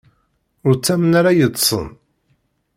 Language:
Kabyle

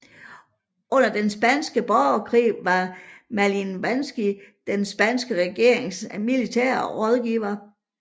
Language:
Danish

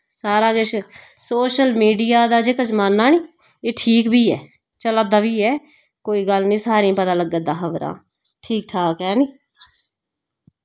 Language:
Dogri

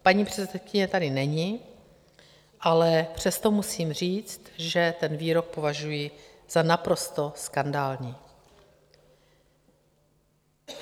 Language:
Czech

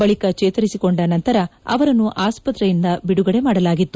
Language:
Kannada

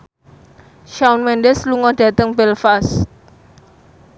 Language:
Javanese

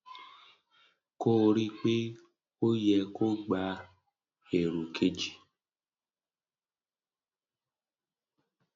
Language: Yoruba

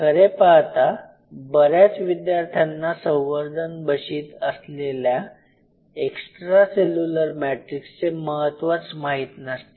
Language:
Marathi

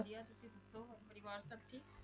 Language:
Punjabi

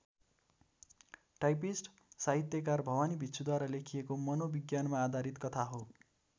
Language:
Nepali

